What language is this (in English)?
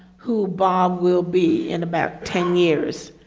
English